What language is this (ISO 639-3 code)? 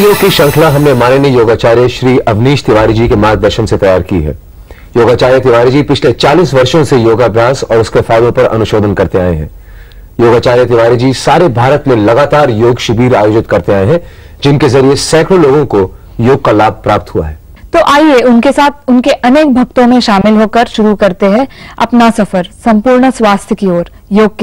hin